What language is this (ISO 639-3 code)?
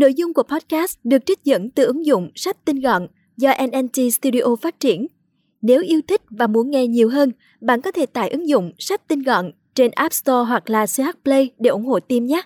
vie